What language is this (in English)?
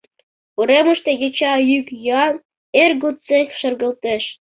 Mari